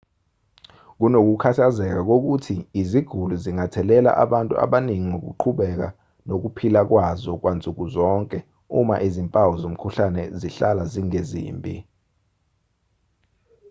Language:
Zulu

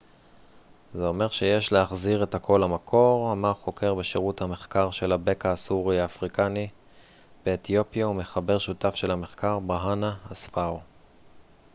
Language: Hebrew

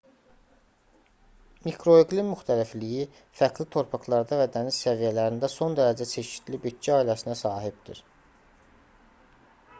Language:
Azerbaijani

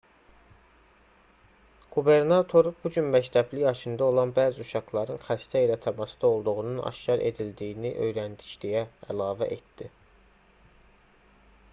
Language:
Azerbaijani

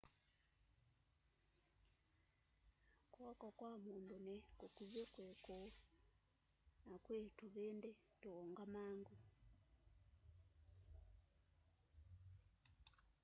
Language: Kamba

